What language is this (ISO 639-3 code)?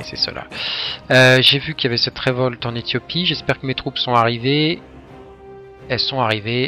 fra